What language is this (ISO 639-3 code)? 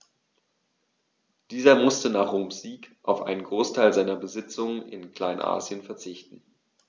deu